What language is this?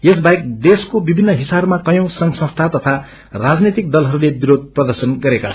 Nepali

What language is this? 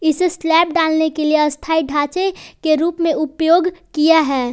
Hindi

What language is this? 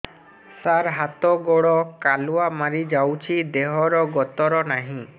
Odia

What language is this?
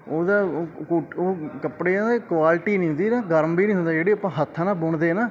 Punjabi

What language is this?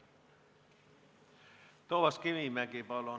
Estonian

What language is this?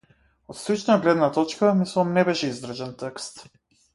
Macedonian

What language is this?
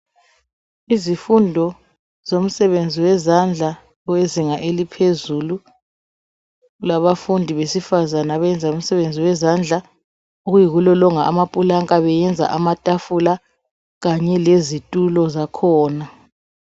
North Ndebele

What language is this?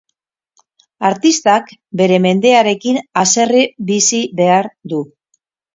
Basque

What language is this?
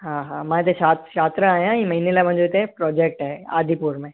Sindhi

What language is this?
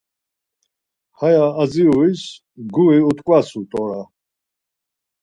Laz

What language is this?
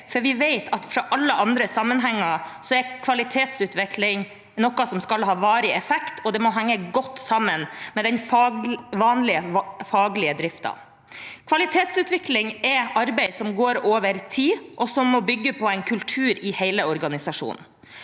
Norwegian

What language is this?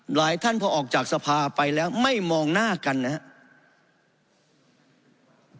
Thai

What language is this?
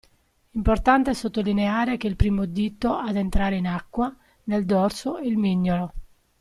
Italian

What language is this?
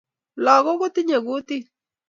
Kalenjin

